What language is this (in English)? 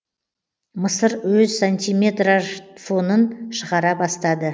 Kazakh